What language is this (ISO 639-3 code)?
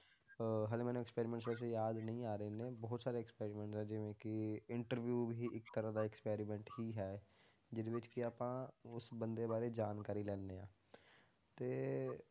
pan